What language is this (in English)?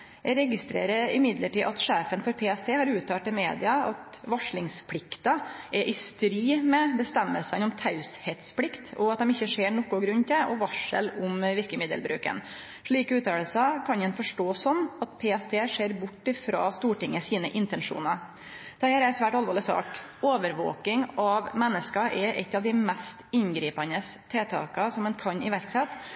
Norwegian Nynorsk